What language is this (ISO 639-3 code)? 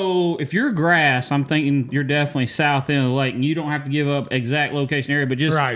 eng